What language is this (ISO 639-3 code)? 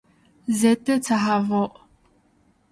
fas